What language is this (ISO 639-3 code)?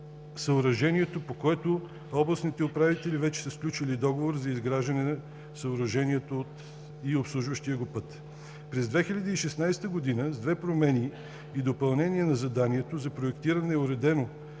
bul